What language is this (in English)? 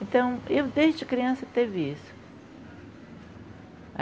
Portuguese